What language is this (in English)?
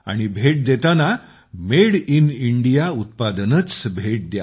Marathi